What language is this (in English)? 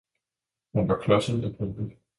Danish